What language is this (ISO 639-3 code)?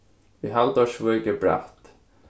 fao